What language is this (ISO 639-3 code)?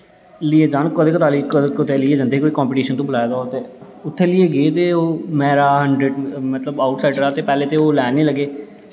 doi